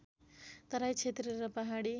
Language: Nepali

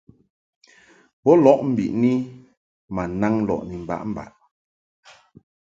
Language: Mungaka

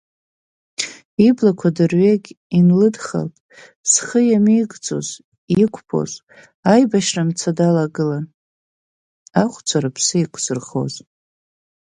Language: Abkhazian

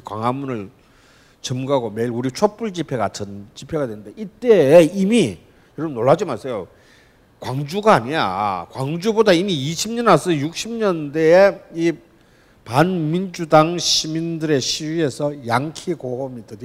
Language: Korean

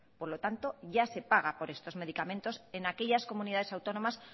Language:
Spanish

